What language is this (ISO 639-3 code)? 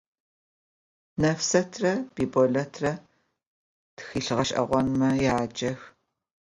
ady